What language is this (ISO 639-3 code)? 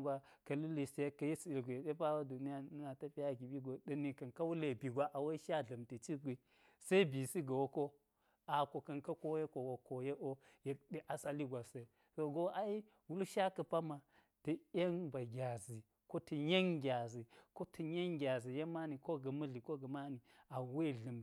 gyz